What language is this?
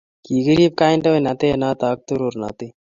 Kalenjin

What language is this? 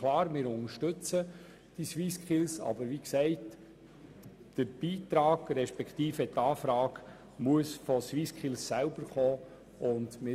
Swiss German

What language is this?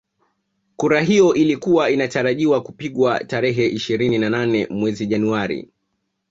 Swahili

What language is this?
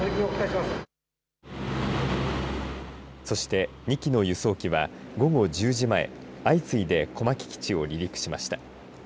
Japanese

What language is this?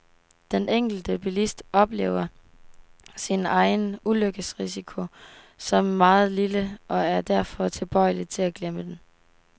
Danish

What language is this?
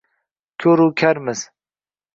Uzbek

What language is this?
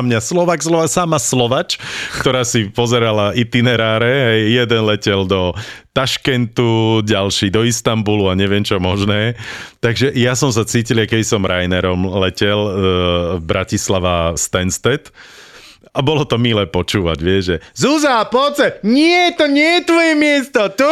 Slovak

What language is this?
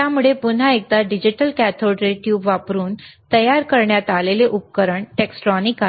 Marathi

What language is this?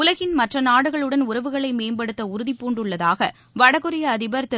Tamil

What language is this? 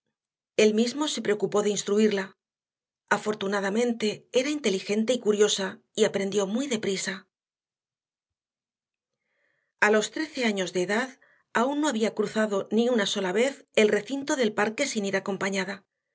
Spanish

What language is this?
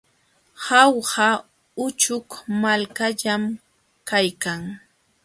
Jauja Wanca Quechua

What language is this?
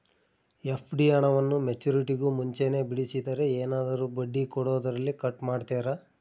Kannada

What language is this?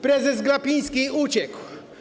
Polish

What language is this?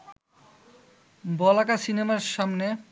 Bangla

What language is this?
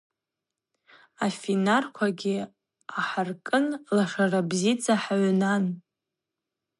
Abaza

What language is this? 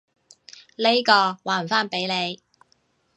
Cantonese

